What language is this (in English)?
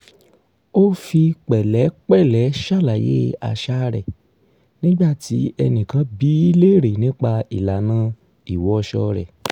Yoruba